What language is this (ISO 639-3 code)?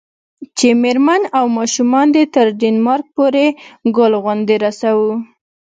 pus